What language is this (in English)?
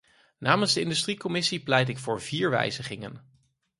Dutch